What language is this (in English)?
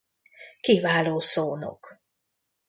Hungarian